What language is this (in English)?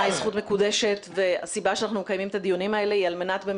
Hebrew